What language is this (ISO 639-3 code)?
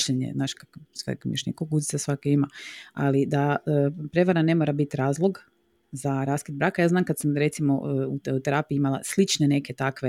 hrv